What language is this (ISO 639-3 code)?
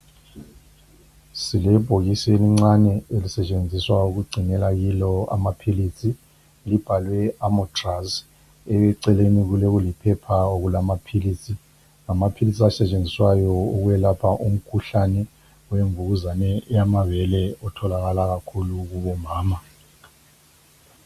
nde